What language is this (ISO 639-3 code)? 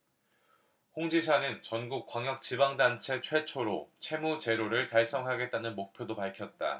kor